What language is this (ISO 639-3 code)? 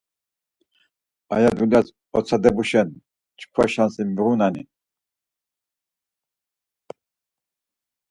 lzz